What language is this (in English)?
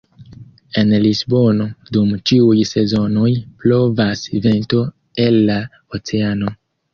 Esperanto